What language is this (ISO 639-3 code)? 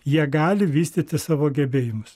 lit